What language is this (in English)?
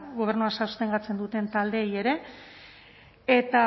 Basque